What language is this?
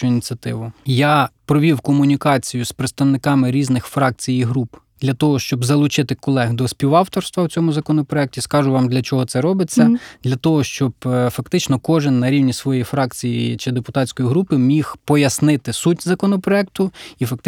Ukrainian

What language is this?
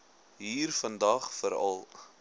Afrikaans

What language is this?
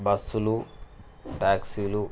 Telugu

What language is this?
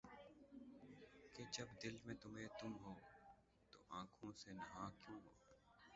Urdu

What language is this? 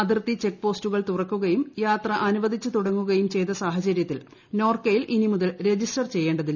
Malayalam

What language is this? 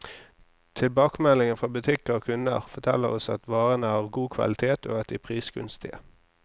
Norwegian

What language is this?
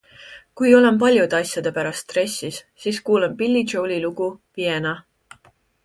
Estonian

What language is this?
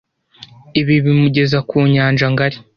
Kinyarwanda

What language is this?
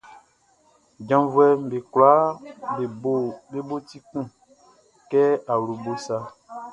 Baoulé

